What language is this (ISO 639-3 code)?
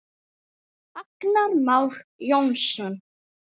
isl